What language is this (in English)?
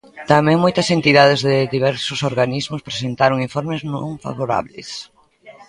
Galician